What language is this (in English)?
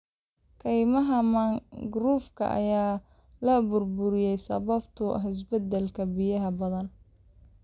Somali